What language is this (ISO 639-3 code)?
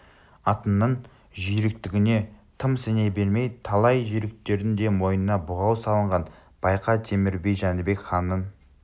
kaz